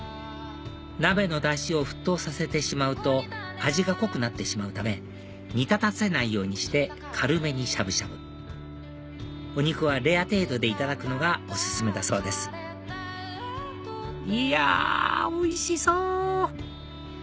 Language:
Japanese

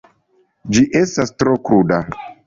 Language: Esperanto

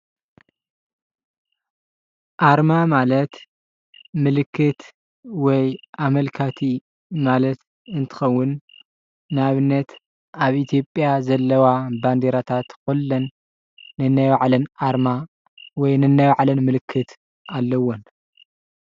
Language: Tigrinya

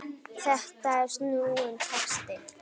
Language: Icelandic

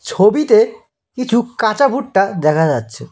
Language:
Bangla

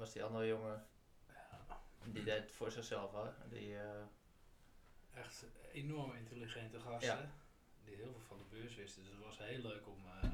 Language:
Dutch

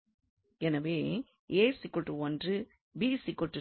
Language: Tamil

